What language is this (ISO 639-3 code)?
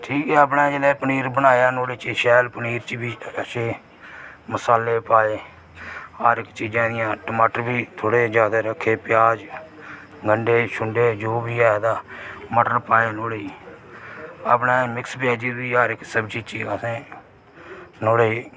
doi